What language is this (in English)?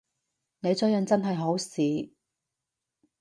Cantonese